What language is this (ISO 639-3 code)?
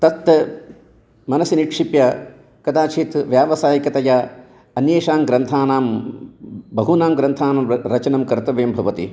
san